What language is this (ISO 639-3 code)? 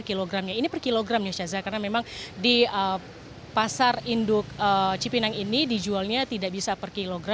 ind